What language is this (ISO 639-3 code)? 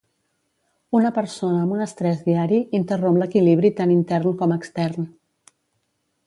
cat